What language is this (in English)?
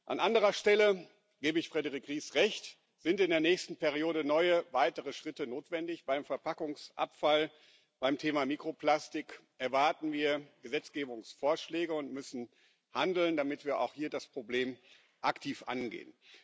German